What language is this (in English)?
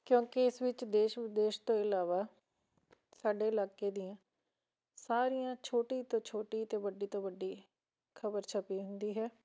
Punjabi